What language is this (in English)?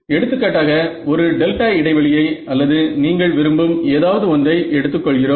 Tamil